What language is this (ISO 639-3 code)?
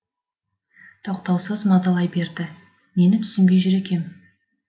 kaz